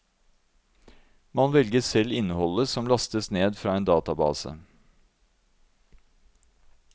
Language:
Norwegian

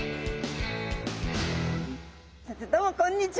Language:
Japanese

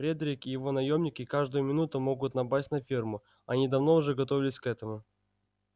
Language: Russian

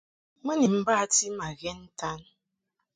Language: Mungaka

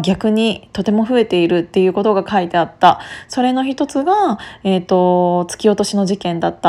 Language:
Japanese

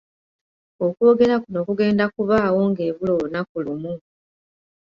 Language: Ganda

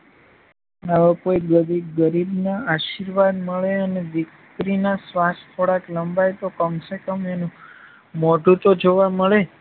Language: Gujarati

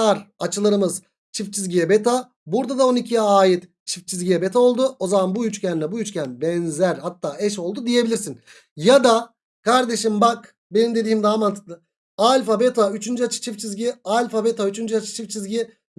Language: Turkish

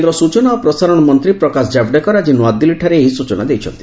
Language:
Odia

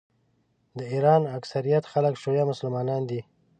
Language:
Pashto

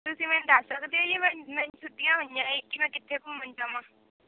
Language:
Punjabi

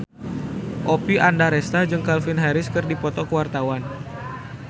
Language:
Sundanese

